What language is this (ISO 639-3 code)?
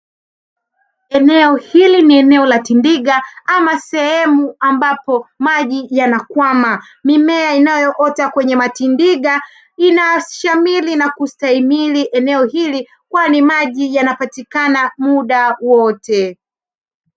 swa